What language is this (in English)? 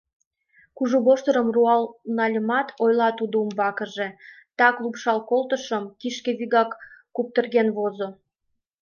Mari